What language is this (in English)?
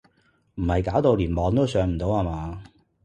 Cantonese